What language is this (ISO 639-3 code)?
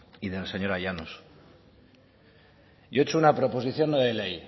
spa